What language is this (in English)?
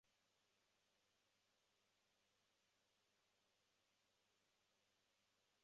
Chinese